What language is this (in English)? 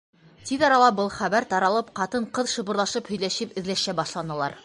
Bashkir